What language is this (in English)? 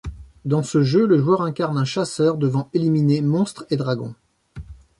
French